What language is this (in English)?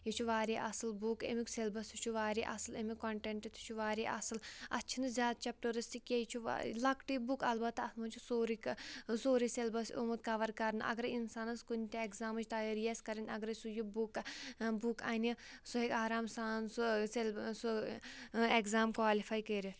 Kashmiri